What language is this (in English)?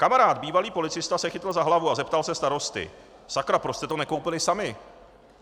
Czech